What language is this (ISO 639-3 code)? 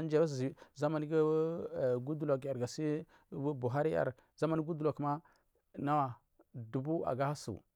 mfm